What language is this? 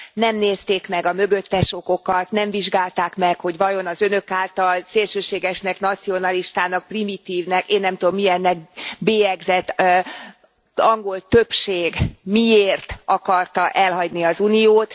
Hungarian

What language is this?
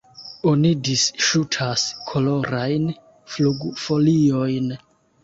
Esperanto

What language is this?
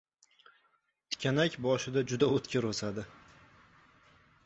Uzbek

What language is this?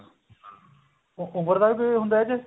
Punjabi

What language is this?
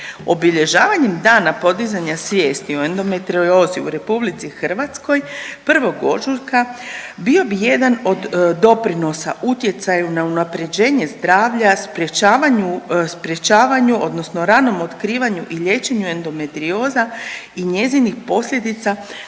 Croatian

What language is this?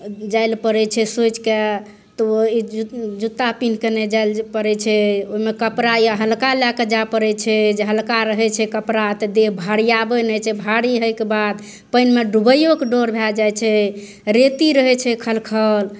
Maithili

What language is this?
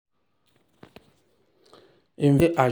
Nigerian Pidgin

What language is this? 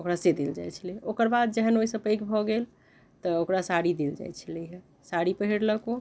Maithili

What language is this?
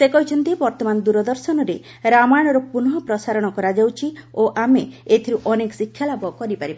Odia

